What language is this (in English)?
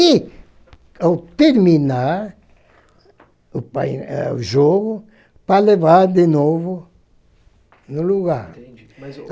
Portuguese